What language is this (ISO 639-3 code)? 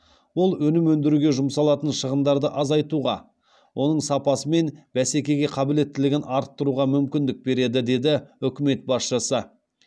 kaz